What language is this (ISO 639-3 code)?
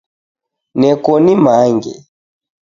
dav